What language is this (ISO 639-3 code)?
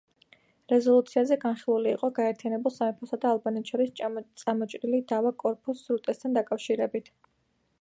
kat